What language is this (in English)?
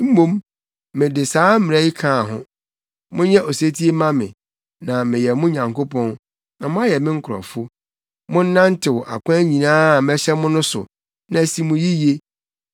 Akan